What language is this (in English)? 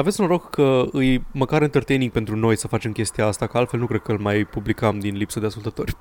Romanian